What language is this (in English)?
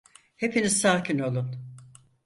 Turkish